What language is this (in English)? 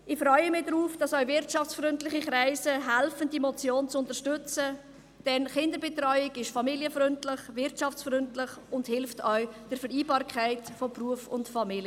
Swiss German